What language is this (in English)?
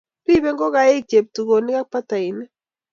Kalenjin